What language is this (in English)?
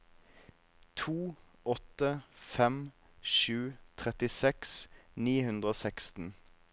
Norwegian